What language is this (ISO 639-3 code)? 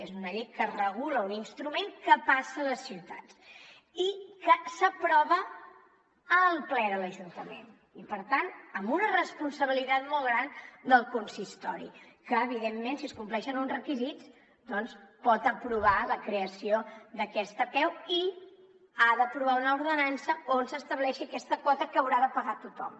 cat